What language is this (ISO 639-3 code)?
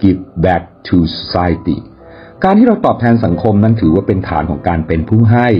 tha